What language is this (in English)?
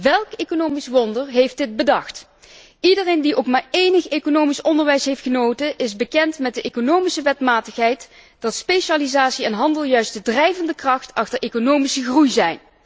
Dutch